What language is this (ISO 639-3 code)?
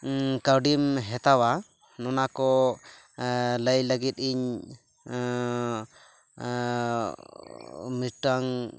sat